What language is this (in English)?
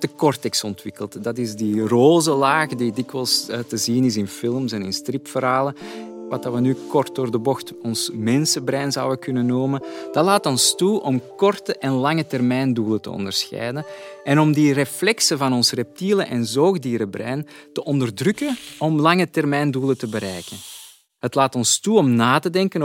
Dutch